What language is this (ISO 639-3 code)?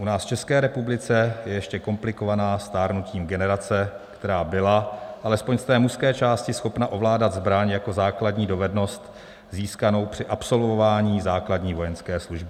ces